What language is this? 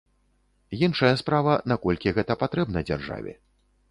Belarusian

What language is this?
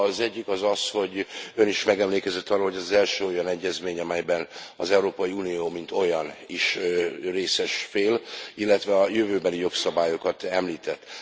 Hungarian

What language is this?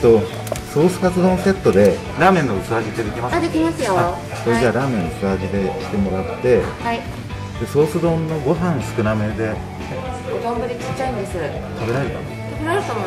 Japanese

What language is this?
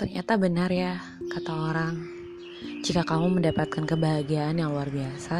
Indonesian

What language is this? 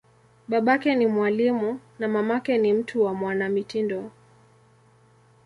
Swahili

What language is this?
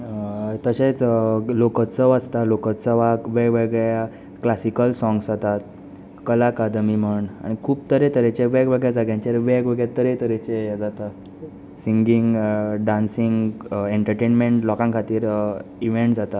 Konkani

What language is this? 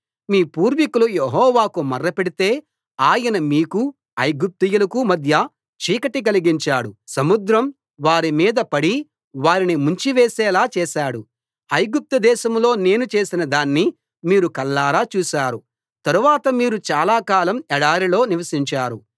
Telugu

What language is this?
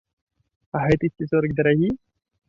Belarusian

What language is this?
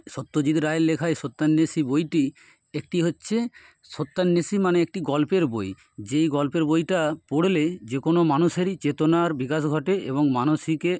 Bangla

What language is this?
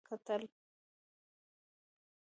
Pashto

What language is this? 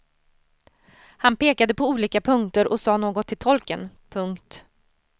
Swedish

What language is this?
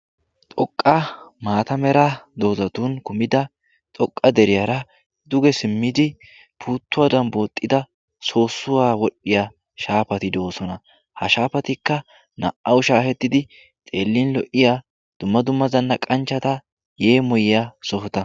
Wolaytta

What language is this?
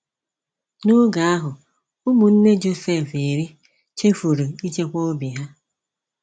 Igbo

